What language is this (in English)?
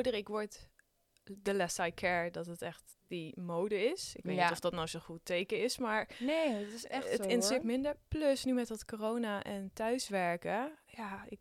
Dutch